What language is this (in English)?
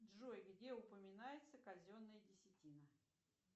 Russian